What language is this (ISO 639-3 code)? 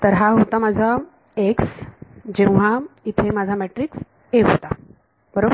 mar